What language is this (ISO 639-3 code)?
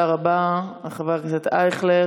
heb